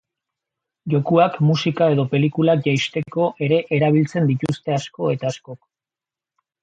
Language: Basque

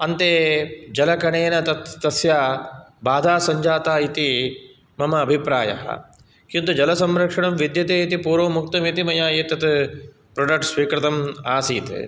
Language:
Sanskrit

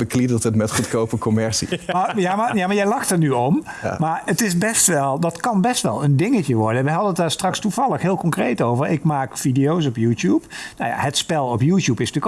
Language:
Dutch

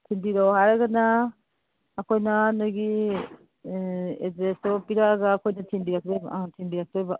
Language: Manipuri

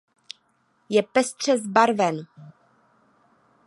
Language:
Czech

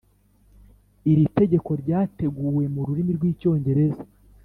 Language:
Kinyarwanda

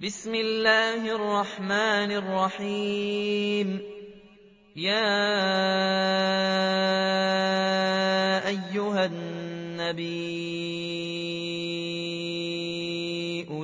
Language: Arabic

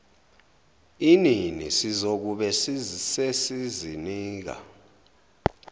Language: Zulu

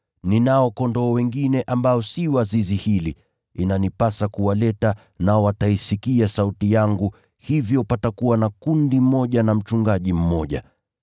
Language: Swahili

